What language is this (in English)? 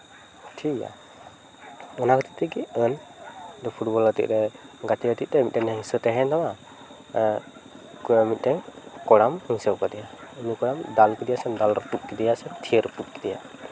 Santali